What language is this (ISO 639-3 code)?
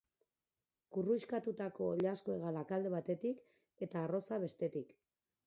eus